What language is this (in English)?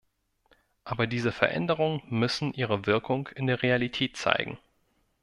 German